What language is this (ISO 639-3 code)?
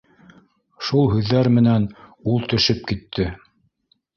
bak